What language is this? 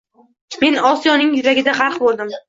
Uzbek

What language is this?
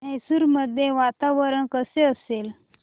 Marathi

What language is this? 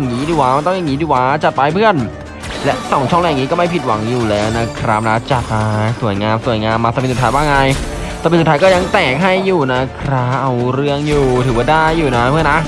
Thai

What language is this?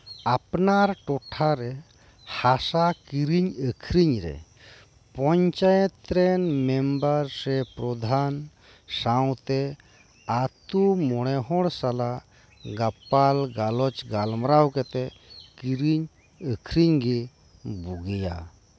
Santali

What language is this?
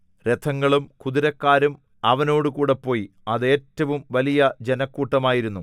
Malayalam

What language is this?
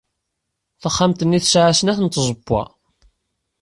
Kabyle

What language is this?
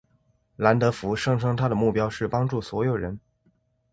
Chinese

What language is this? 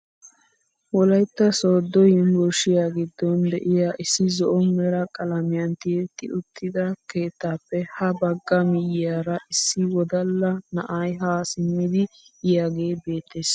Wolaytta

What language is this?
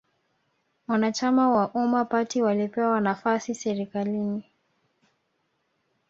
Swahili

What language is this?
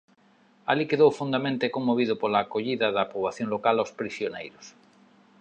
Galician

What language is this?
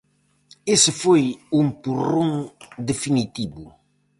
Galician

